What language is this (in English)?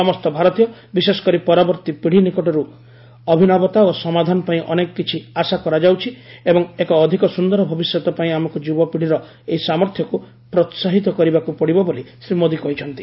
Odia